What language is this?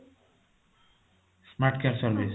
Odia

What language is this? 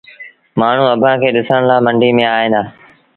Sindhi Bhil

